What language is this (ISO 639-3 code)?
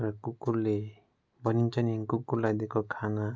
nep